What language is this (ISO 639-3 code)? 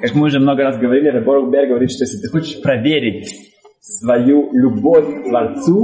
rus